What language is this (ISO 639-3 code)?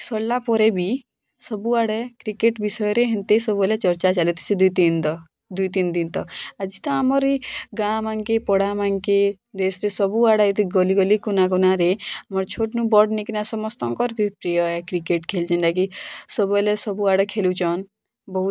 ori